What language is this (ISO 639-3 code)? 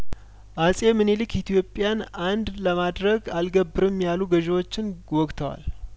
amh